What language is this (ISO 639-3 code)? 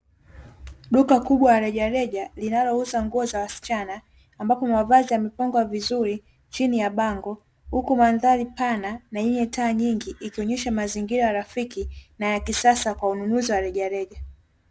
swa